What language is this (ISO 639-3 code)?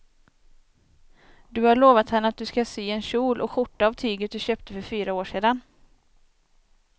swe